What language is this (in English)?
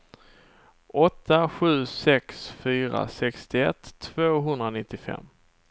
Swedish